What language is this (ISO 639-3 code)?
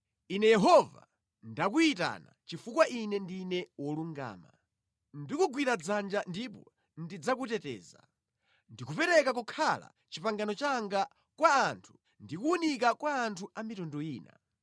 nya